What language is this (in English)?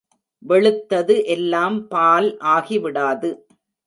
Tamil